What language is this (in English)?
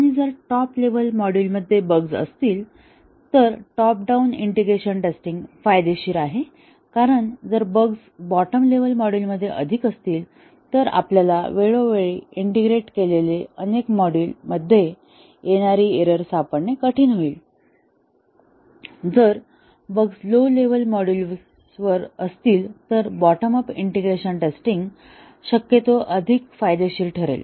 Marathi